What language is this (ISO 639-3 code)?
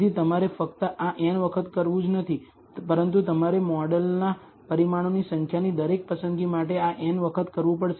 guj